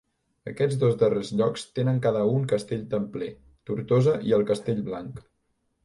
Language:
Catalan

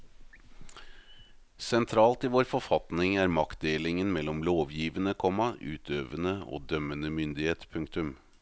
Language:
Norwegian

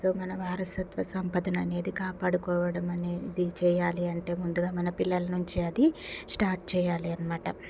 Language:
Telugu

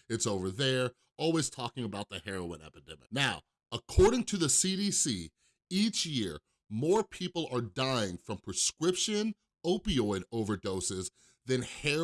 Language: English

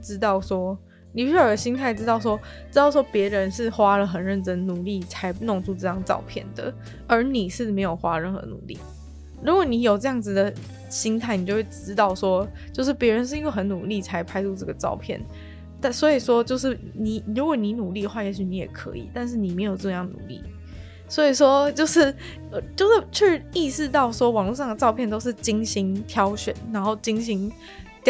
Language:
Chinese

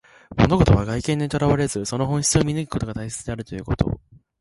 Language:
Japanese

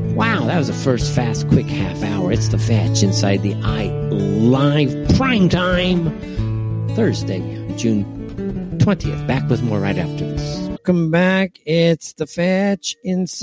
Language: English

